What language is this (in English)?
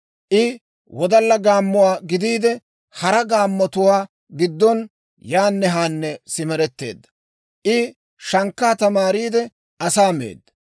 Dawro